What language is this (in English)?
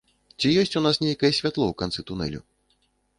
Belarusian